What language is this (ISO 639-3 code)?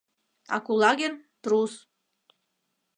chm